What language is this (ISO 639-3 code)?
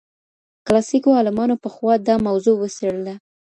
pus